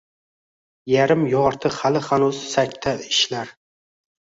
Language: Uzbek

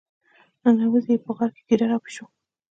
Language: Pashto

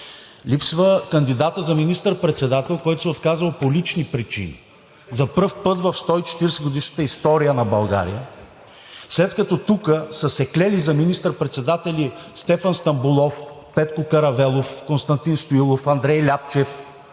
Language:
Bulgarian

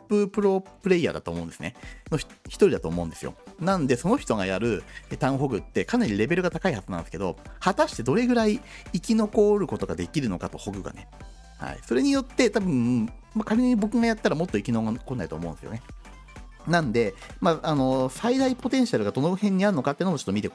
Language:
Japanese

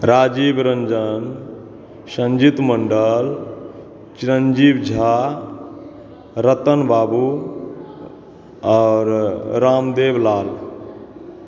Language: Maithili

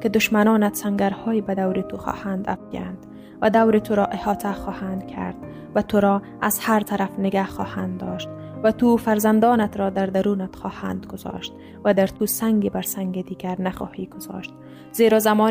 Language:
Persian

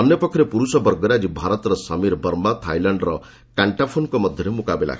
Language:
Odia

